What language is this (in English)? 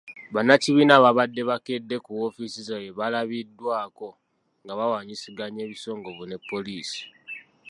Ganda